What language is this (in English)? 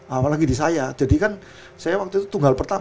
Indonesian